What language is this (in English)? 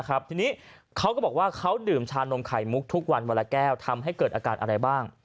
Thai